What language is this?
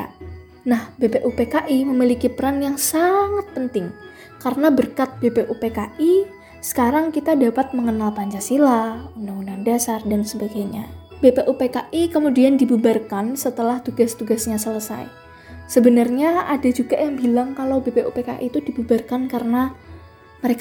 Indonesian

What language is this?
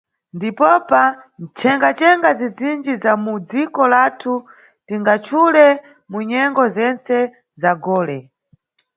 Nyungwe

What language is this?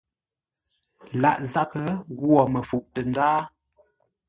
Ngombale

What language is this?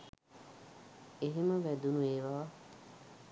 Sinhala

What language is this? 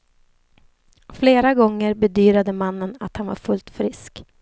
Swedish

